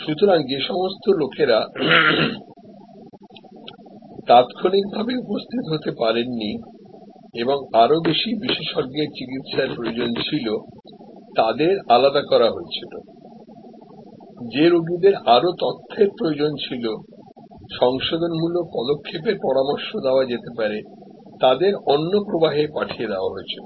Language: Bangla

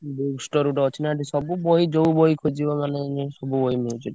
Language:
Odia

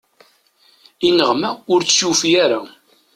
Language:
Kabyle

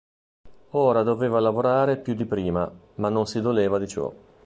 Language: Italian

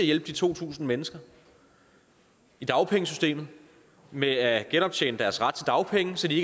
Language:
Danish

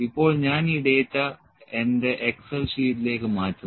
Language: Malayalam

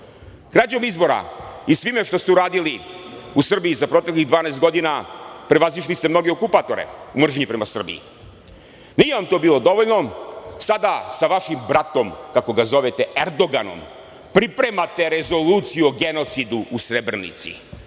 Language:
Serbian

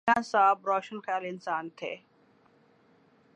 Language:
Urdu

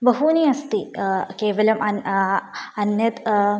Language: Sanskrit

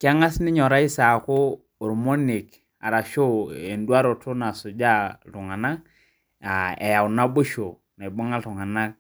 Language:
Masai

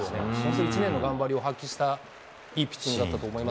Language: Japanese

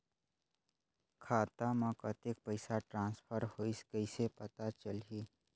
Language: Chhattisgarhi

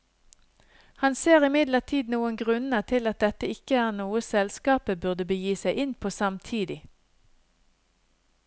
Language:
Norwegian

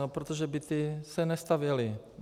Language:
Czech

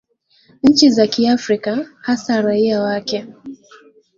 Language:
Swahili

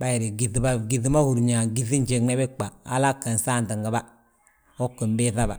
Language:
Balanta-Ganja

